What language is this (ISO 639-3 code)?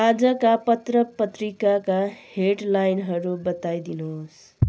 nep